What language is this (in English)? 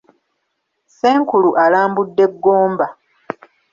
Ganda